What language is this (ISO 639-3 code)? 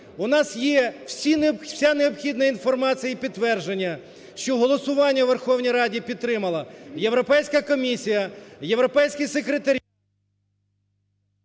ukr